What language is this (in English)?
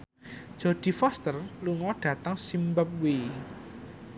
Javanese